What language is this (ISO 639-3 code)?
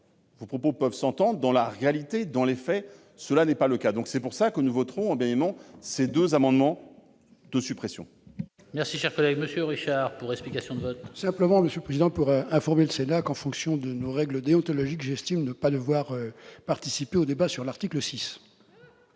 fra